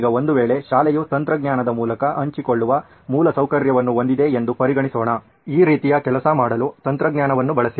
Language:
Kannada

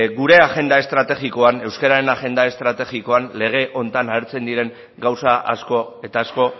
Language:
Basque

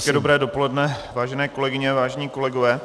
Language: Czech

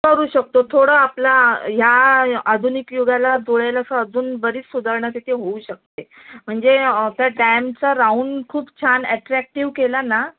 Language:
Marathi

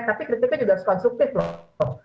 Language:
Indonesian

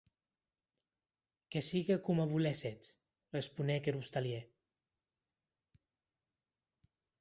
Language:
Occitan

